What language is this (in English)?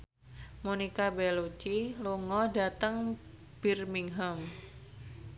Javanese